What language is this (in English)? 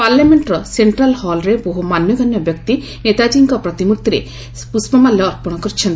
Odia